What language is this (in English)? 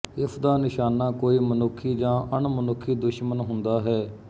Punjabi